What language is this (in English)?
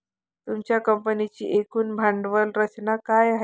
Marathi